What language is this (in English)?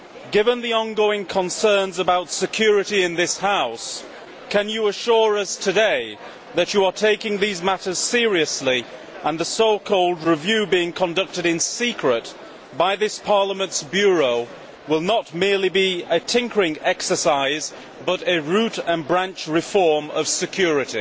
English